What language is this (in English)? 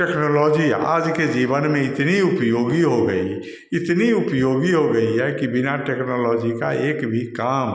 Hindi